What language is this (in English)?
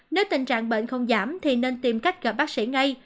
Vietnamese